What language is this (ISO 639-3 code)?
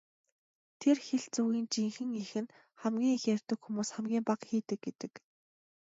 mon